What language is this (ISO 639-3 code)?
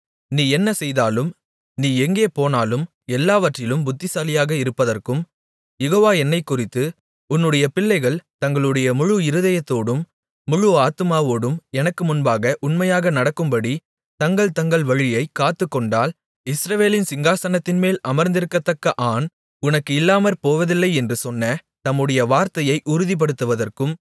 tam